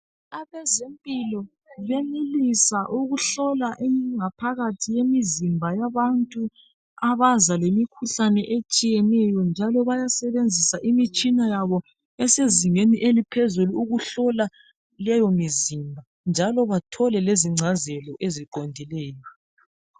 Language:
North Ndebele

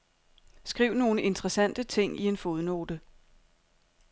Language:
Danish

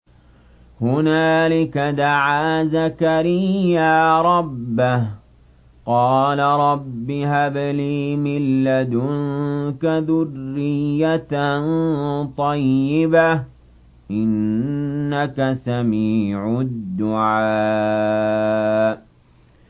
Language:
Arabic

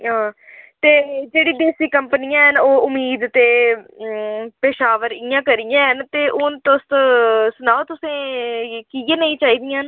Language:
Dogri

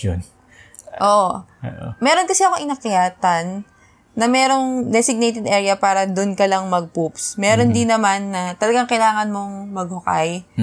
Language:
Filipino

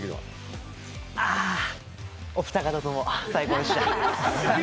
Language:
Japanese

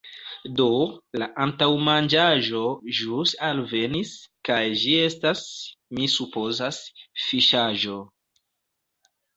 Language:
Esperanto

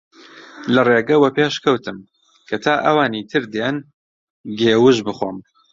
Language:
Central Kurdish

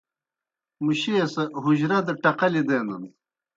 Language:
Kohistani Shina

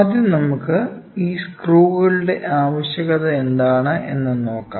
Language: Malayalam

